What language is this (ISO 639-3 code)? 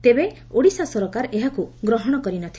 ori